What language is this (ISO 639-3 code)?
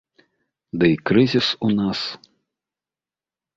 bel